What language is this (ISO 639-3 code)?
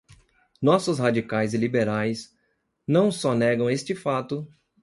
por